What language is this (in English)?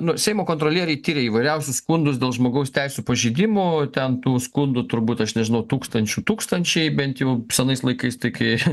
Lithuanian